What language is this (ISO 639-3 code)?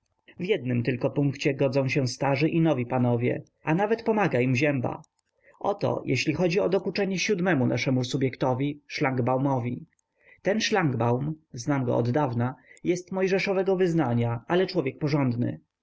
pol